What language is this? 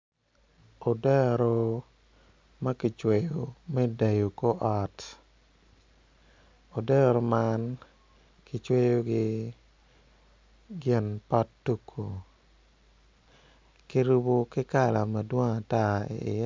Acoli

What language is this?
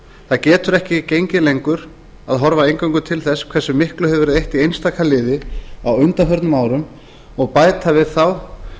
Icelandic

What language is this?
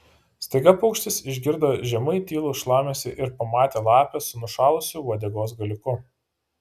Lithuanian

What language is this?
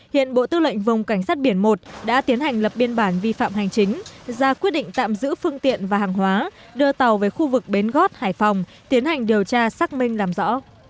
Vietnamese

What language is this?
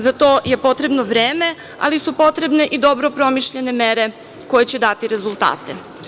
Serbian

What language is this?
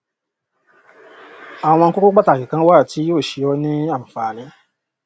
Yoruba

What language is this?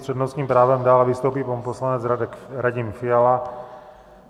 Czech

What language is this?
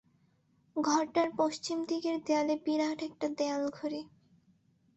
Bangla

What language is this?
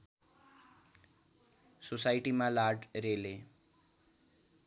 Nepali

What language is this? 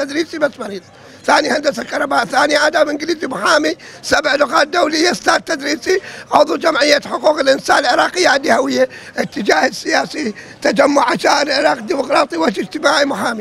Arabic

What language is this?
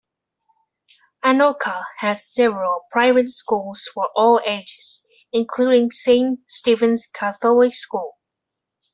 English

